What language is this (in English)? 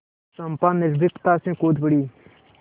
Hindi